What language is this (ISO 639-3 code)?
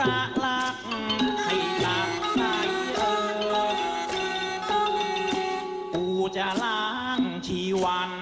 tha